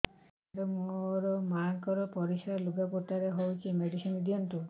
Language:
Odia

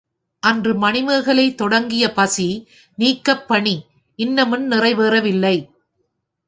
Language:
Tamil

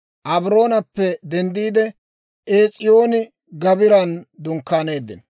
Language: Dawro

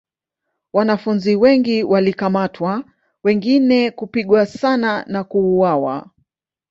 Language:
Swahili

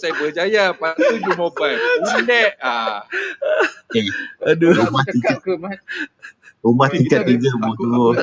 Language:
Malay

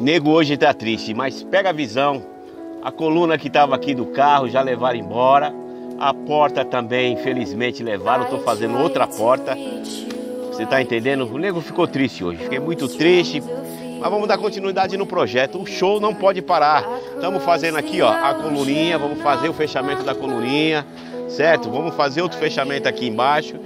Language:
Portuguese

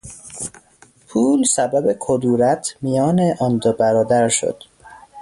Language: Persian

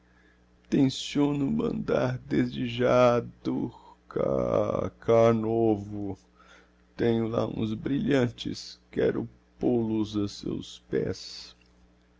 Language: Portuguese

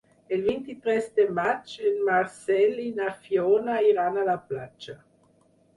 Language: Catalan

